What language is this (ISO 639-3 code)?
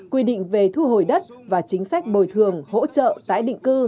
vie